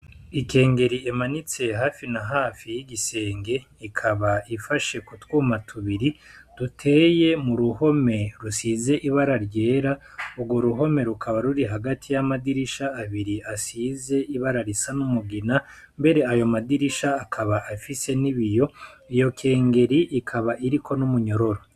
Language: Rundi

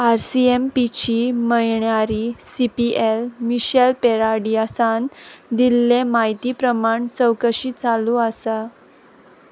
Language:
Konkani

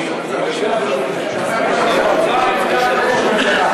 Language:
Hebrew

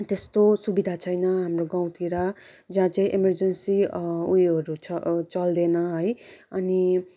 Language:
Nepali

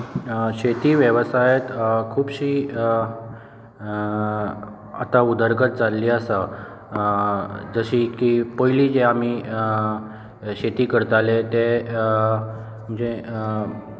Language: Konkani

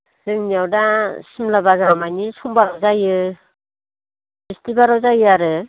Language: Bodo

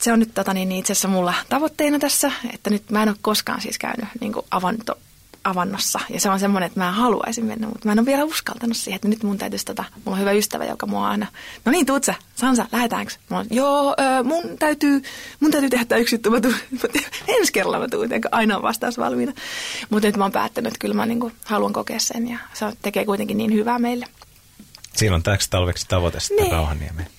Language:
Finnish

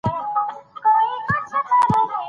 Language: Pashto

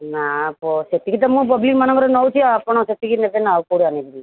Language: Odia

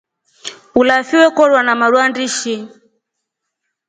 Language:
Rombo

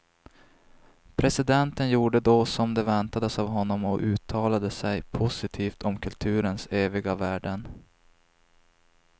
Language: Swedish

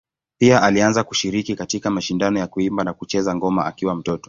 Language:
Swahili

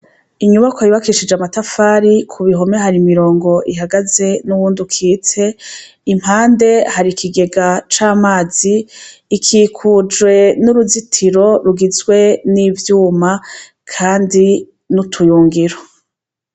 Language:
Rundi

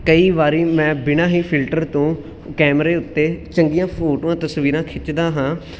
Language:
Punjabi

